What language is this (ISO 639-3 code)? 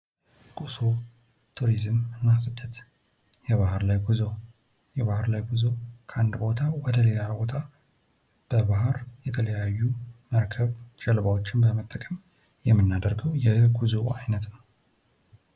amh